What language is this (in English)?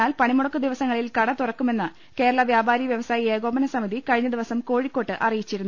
Malayalam